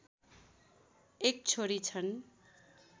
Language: Nepali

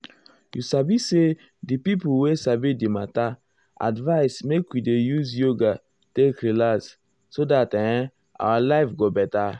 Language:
Nigerian Pidgin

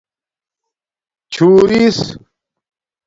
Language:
Domaaki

